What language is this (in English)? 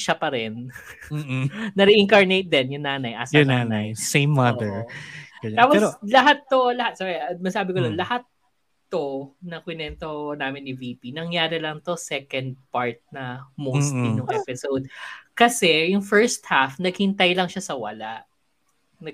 Filipino